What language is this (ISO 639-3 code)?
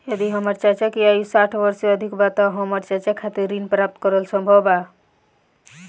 bho